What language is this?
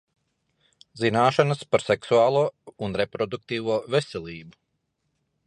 Latvian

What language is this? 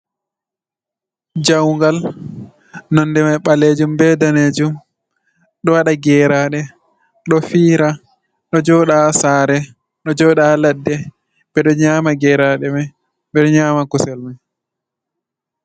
Fula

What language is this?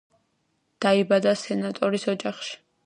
Georgian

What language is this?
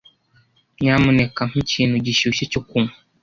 Kinyarwanda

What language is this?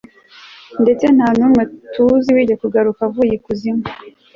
Kinyarwanda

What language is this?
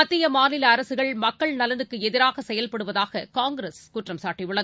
Tamil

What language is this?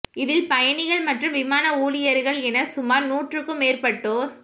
Tamil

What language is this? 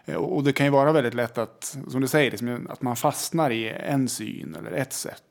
Swedish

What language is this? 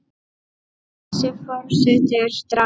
Icelandic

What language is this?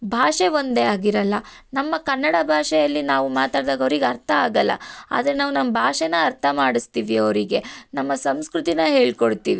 Kannada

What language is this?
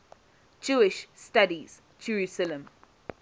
English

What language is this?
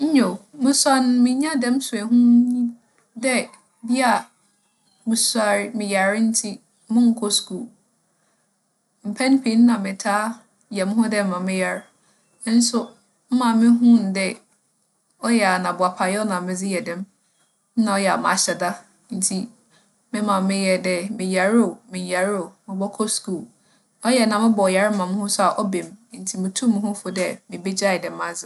Akan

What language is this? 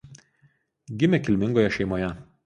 Lithuanian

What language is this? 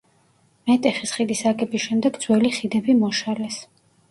Georgian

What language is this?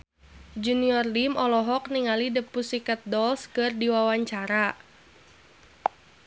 Sundanese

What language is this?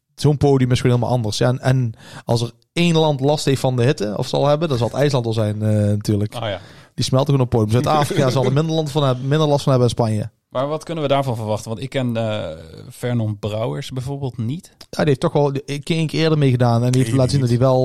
Dutch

